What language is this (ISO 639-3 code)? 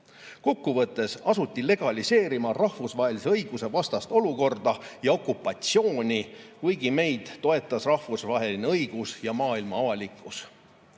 est